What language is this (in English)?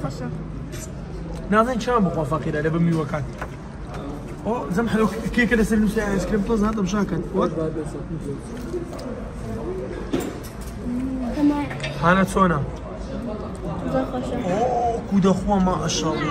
Arabic